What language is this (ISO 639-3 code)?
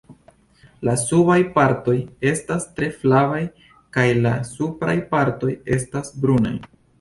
epo